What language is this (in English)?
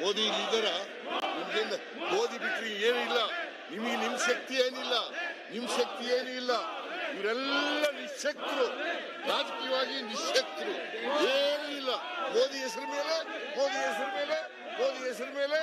Kannada